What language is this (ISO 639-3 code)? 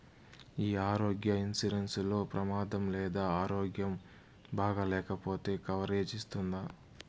tel